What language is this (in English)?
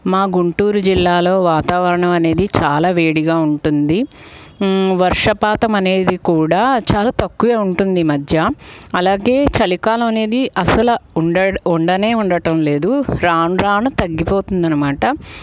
Telugu